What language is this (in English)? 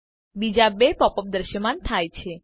Gujarati